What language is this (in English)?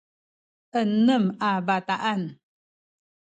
Sakizaya